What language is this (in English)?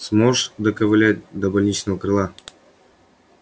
Russian